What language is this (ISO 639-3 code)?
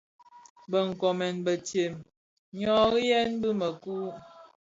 ksf